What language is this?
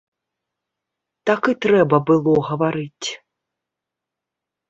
Belarusian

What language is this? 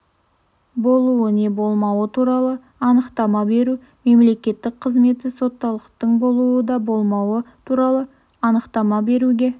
Kazakh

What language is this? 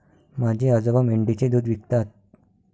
Marathi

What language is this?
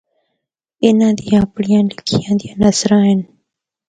Northern Hindko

